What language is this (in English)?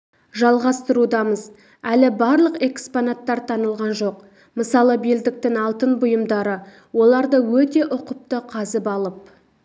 Kazakh